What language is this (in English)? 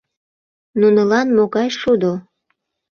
Mari